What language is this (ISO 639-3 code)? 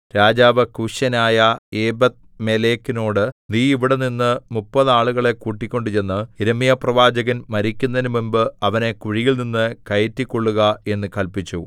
mal